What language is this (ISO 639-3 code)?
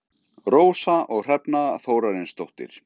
isl